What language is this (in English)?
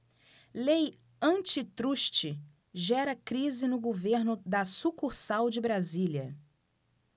Portuguese